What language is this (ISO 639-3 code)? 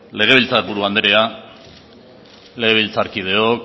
eus